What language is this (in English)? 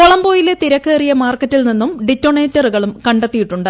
Malayalam